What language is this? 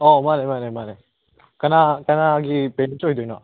Manipuri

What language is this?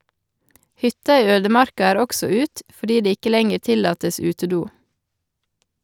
Norwegian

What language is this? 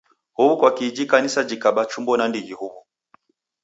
Taita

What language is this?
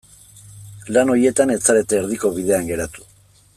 Basque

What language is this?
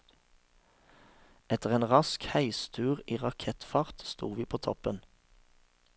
Norwegian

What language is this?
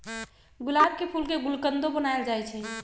Magahi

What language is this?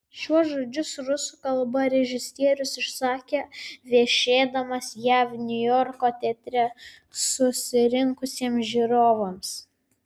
Lithuanian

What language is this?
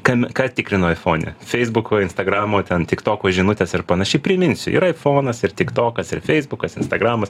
Lithuanian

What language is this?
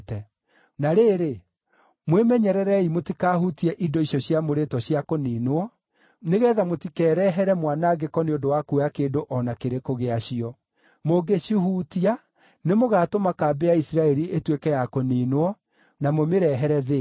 Kikuyu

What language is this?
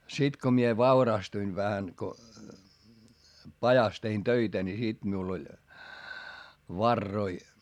Finnish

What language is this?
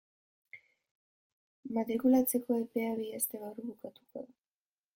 Basque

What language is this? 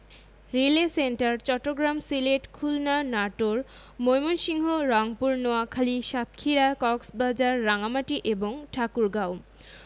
Bangla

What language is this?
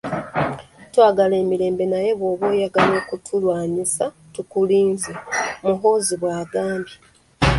Ganda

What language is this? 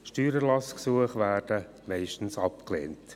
Swiss German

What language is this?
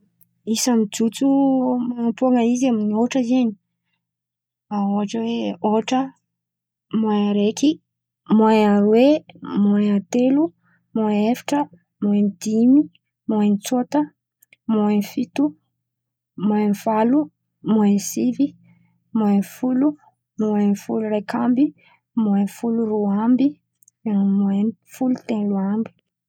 Antankarana Malagasy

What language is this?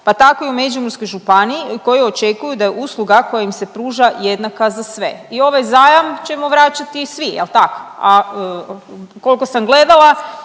Croatian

